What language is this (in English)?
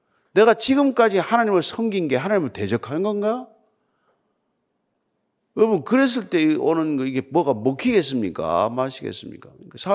Korean